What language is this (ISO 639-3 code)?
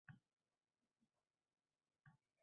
uzb